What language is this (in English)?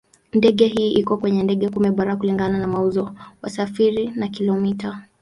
Swahili